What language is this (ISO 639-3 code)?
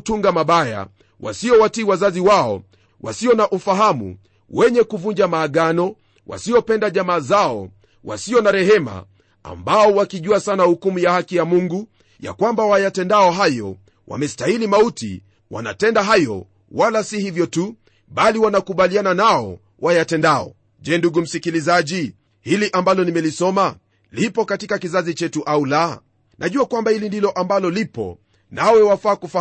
swa